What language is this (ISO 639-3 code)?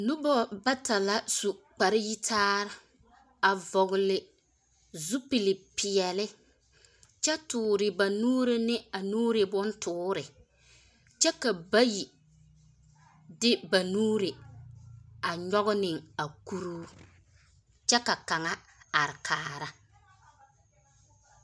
dga